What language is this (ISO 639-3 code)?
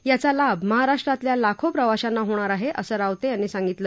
mar